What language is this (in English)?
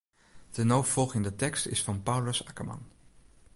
Western Frisian